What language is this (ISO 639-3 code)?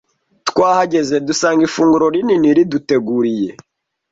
kin